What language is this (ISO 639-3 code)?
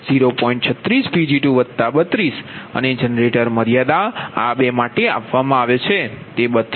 guj